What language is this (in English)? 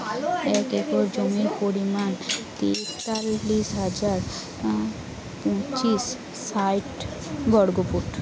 Bangla